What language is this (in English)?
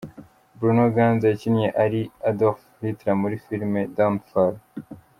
Kinyarwanda